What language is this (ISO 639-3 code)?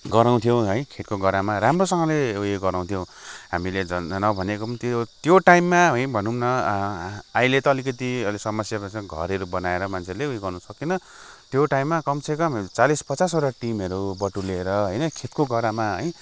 nep